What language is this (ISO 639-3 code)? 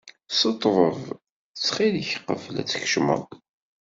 kab